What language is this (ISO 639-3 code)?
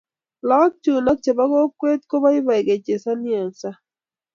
kln